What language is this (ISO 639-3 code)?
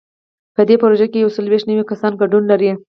pus